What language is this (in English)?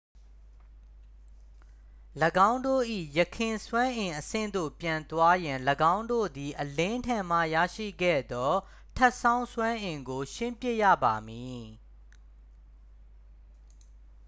Burmese